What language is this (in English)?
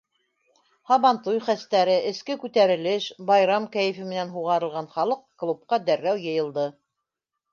Bashkir